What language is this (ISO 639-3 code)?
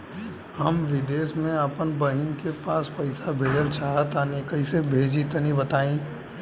bho